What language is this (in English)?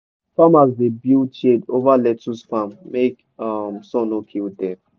Nigerian Pidgin